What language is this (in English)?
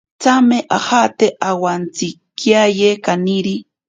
Ashéninka Perené